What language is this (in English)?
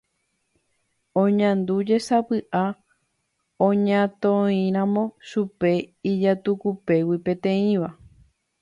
Guarani